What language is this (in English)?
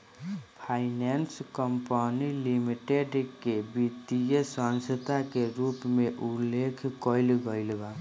Bhojpuri